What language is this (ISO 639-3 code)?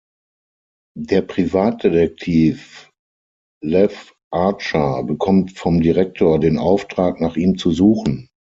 deu